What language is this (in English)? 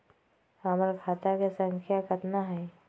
Magahi